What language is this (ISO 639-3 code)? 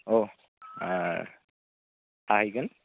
brx